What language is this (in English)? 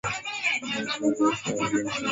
Swahili